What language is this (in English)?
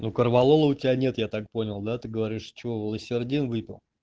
Russian